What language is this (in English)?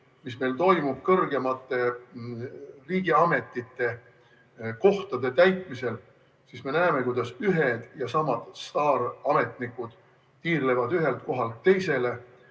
Estonian